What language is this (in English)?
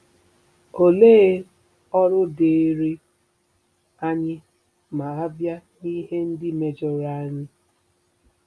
Igbo